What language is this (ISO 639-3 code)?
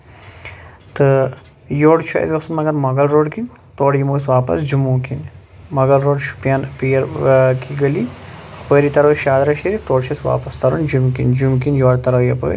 kas